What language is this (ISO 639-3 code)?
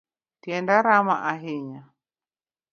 luo